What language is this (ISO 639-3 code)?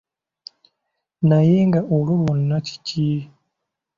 lug